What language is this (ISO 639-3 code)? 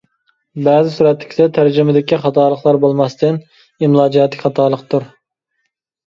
uig